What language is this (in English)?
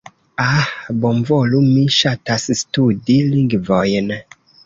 Esperanto